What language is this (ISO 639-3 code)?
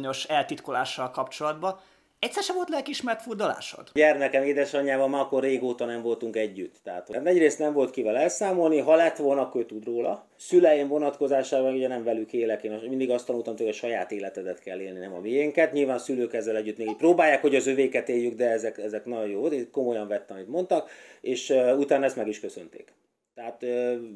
hun